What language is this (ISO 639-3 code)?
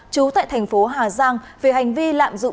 vie